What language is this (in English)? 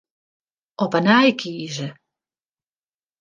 Western Frisian